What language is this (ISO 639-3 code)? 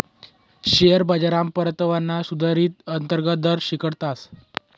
mar